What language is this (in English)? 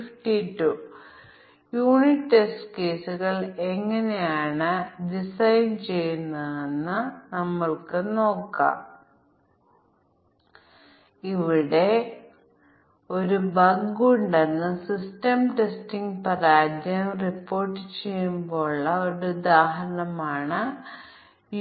Malayalam